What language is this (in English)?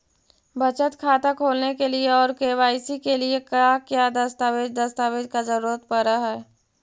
Magahi